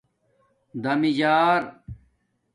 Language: Domaaki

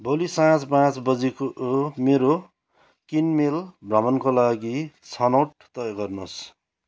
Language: Nepali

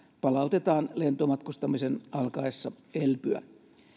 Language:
Finnish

